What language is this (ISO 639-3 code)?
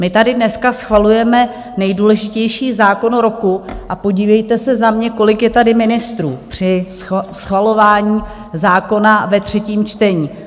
ces